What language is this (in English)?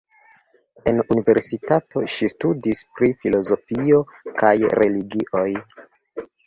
Esperanto